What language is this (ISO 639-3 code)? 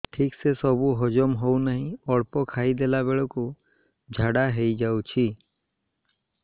ori